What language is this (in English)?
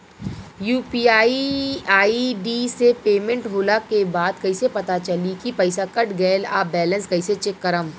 Bhojpuri